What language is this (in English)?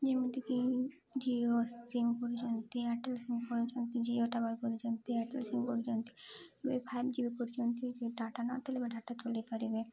Odia